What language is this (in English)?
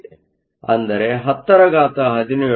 Kannada